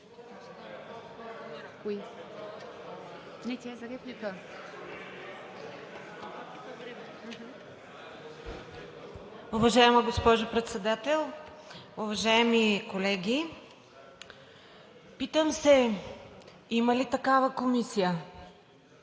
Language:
Bulgarian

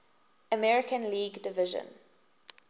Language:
English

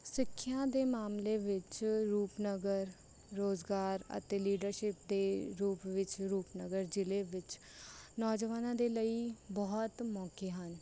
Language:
Punjabi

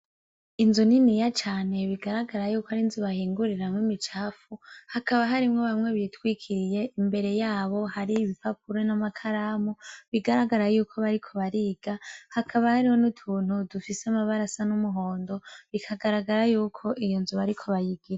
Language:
Rundi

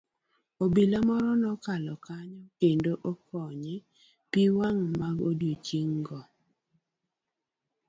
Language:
Luo (Kenya and Tanzania)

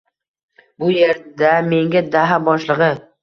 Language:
Uzbek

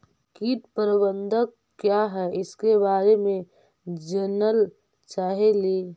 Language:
Magahi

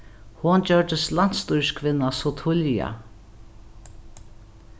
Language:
Faroese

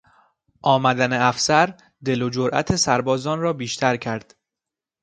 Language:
Persian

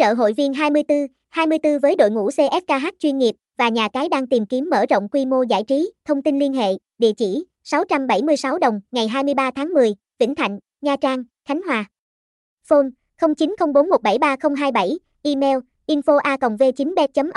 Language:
Vietnamese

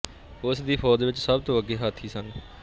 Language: Punjabi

